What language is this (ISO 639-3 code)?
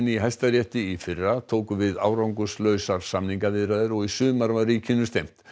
isl